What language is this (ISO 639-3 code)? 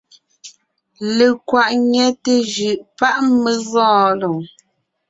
nnh